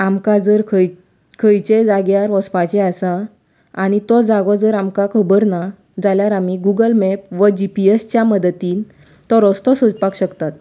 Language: Konkani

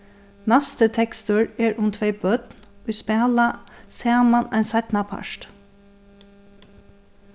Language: Faroese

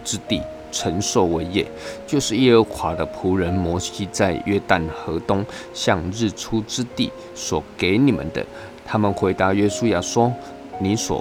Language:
Chinese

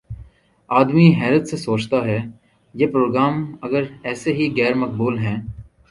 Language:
Urdu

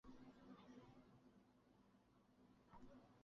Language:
Chinese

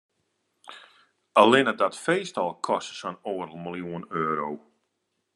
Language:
Western Frisian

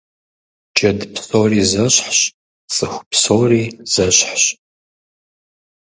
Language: Kabardian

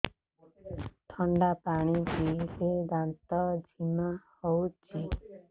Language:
Odia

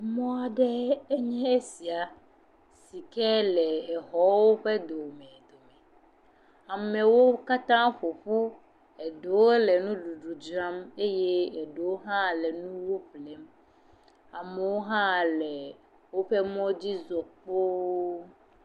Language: Ewe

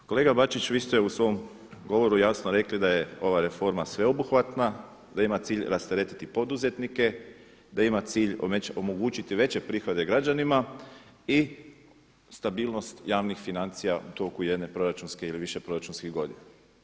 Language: Croatian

